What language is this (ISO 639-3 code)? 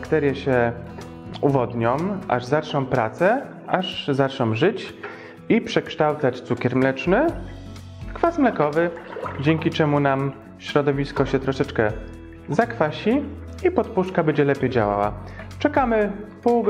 pol